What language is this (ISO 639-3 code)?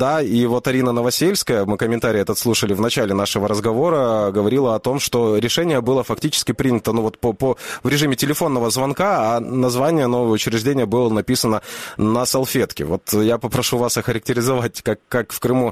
rus